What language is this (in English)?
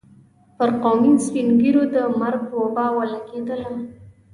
Pashto